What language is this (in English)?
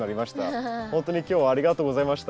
Japanese